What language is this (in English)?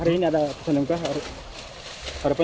Indonesian